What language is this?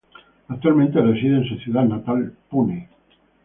Spanish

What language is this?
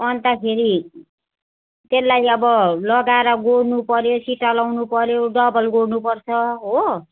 Nepali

